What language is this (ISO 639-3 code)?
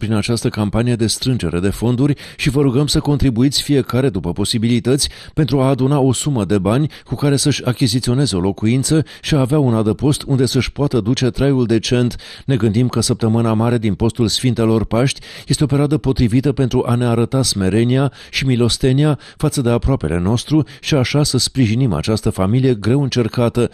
ron